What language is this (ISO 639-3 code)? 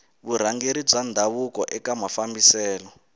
tso